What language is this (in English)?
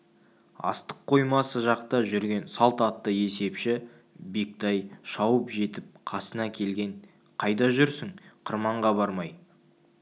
Kazakh